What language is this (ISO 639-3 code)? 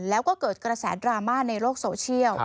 tha